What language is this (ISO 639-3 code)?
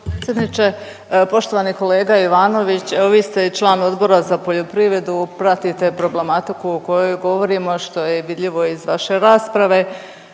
hrv